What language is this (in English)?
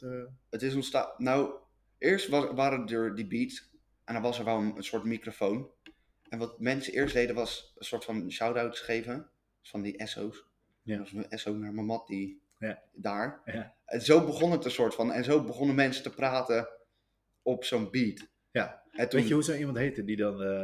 Dutch